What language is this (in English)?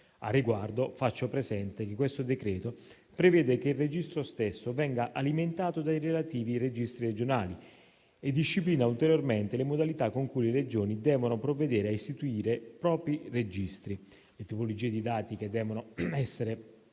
Italian